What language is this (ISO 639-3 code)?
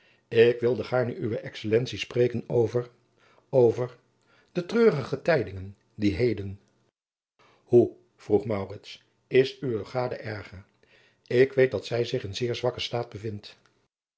nld